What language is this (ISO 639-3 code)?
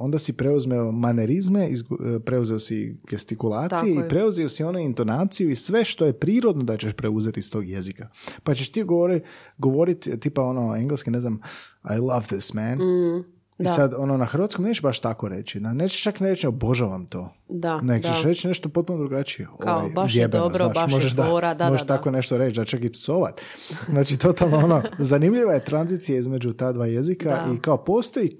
hrv